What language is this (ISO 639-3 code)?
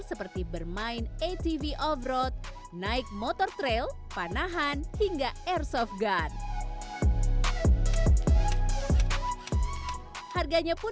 ind